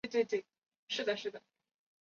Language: Chinese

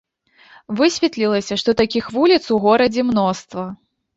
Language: Belarusian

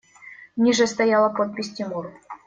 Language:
Russian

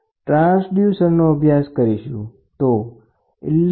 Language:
Gujarati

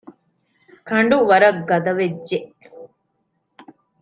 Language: Divehi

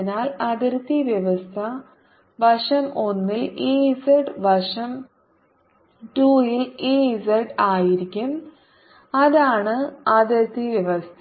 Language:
Malayalam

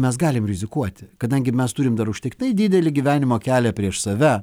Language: Lithuanian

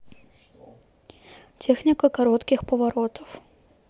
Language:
Russian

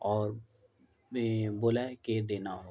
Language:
Urdu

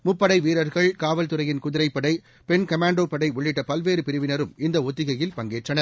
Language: Tamil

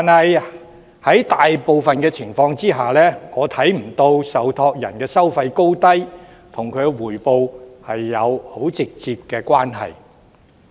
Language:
Cantonese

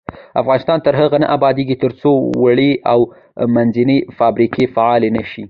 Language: Pashto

